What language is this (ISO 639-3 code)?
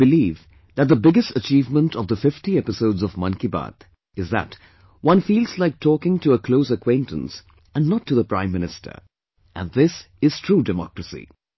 eng